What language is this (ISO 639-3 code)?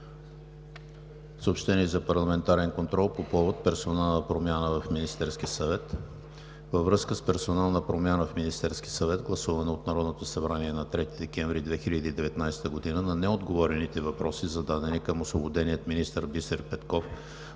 bul